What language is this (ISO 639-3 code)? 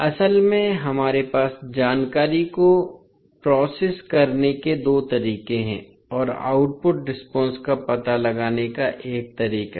hin